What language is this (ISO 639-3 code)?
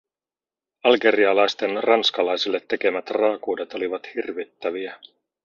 fin